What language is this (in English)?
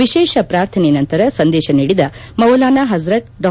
Kannada